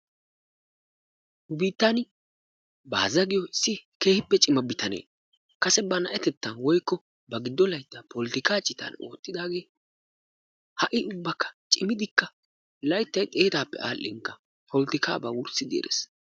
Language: Wolaytta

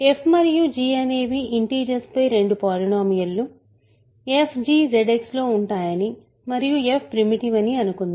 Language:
Telugu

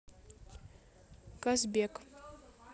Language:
Russian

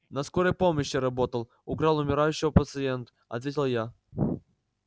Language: Russian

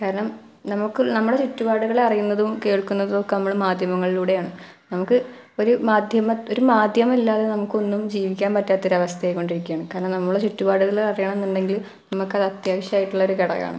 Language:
Malayalam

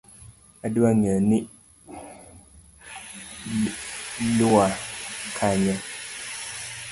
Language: Luo (Kenya and Tanzania)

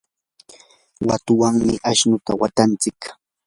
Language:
Yanahuanca Pasco Quechua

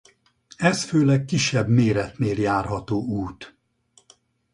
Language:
Hungarian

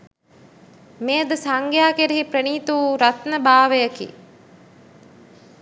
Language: Sinhala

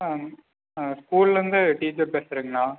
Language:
Tamil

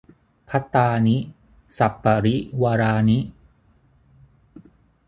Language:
Thai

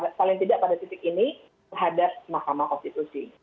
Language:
Indonesian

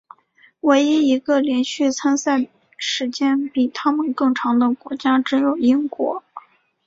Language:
Chinese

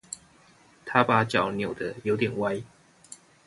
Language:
Chinese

